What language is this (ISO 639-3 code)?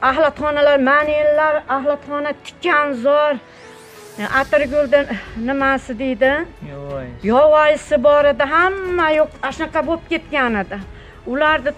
tur